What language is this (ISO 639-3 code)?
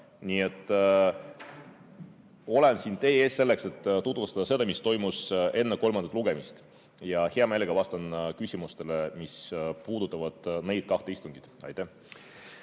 est